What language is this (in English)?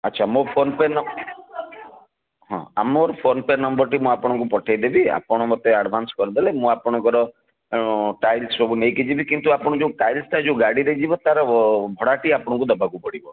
Odia